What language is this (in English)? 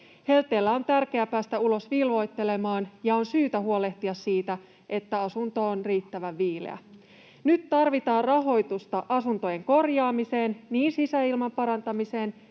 Finnish